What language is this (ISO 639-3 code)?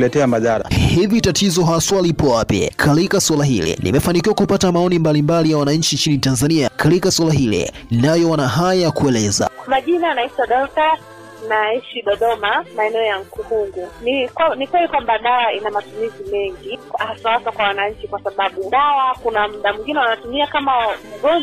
swa